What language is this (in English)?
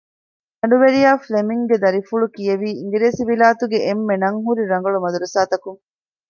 Divehi